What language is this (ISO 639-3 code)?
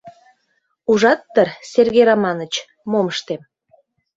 chm